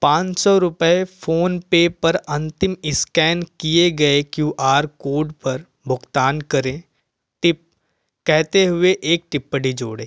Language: Hindi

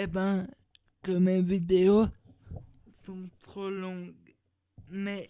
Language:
French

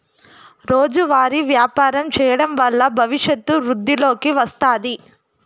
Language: Telugu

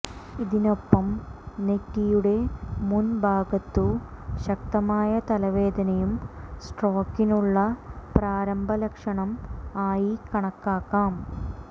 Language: Malayalam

